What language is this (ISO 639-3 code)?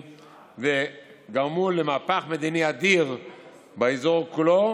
heb